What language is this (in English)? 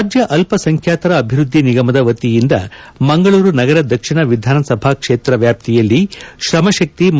Kannada